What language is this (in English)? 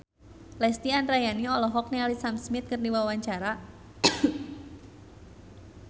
Sundanese